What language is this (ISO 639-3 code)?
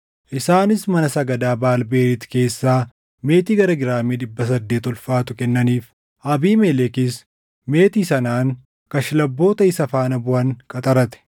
orm